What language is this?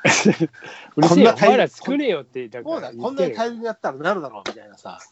Japanese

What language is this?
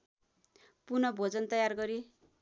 Nepali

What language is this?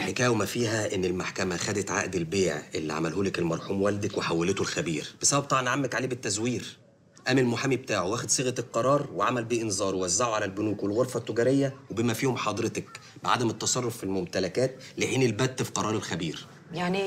Arabic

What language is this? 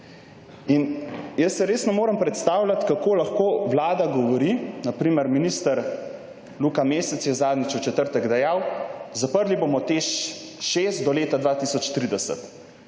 Slovenian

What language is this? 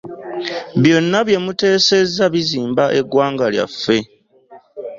Ganda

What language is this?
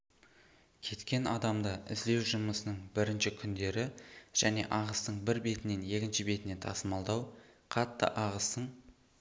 Kazakh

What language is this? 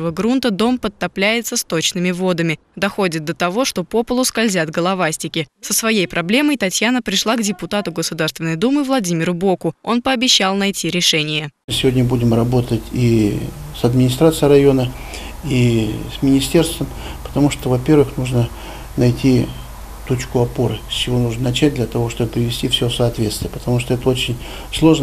Russian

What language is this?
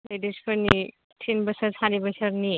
Bodo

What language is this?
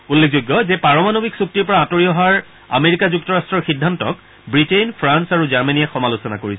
Assamese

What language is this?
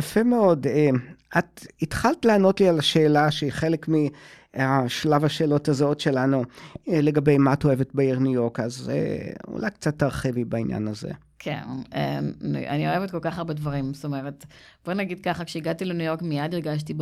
Hebrew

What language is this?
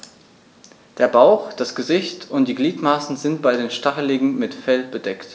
German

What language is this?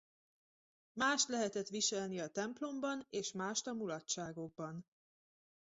Hungarian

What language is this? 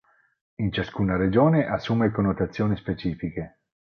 Italian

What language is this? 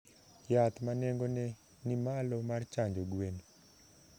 Luo (Kenya and Tanzania)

